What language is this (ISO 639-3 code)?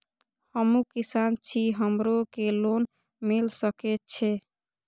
mai